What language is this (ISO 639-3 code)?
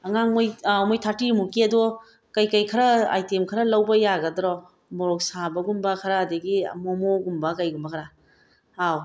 mni